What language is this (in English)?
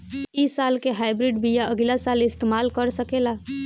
Bhojpuri